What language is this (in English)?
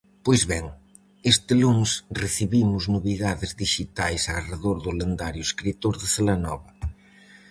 Galician